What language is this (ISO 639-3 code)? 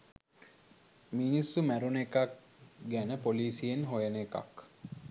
sin